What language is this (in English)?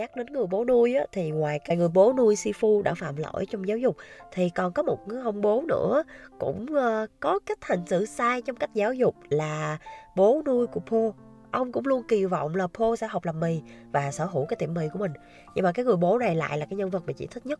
Vietnamese